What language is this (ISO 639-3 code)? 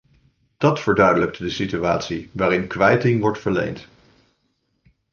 nld